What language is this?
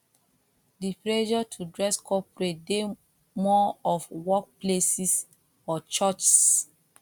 Nigerian Pidgin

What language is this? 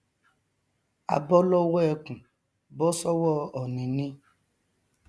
Yoruba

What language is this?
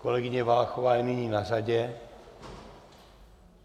Czech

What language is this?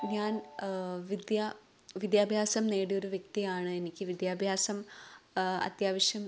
Malayalam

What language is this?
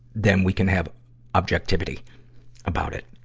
English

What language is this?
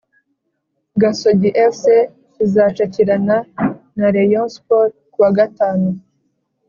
Kinyarwanda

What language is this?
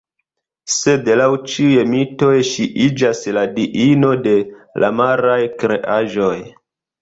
Esperanto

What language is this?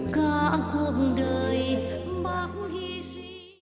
Vietnamese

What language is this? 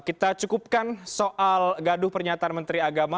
Indonesian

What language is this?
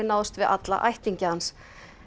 Icelandic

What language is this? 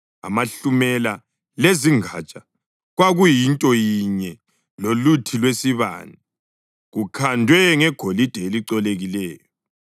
North Ndebele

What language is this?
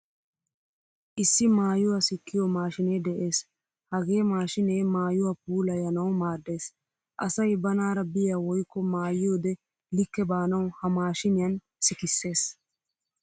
Wolaytta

